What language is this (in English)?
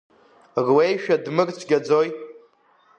Abkhazian